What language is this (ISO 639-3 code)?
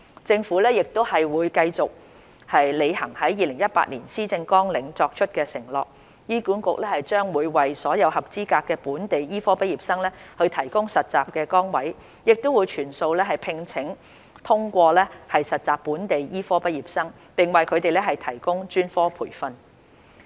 yue